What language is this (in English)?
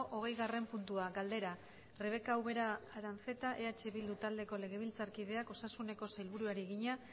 Basque